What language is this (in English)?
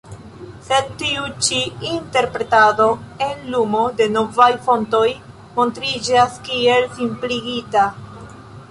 Esperanto